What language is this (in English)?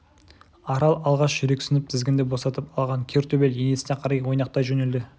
Kazakh